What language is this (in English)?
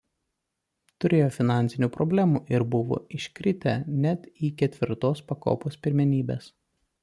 Lithuanian